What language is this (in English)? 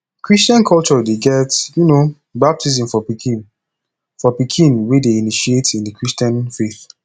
Nigerian Pidgin